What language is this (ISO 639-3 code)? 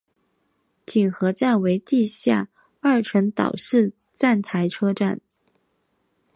zho